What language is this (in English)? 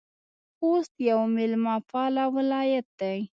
Pashto